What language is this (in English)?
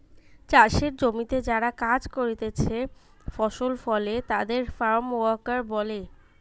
Bangla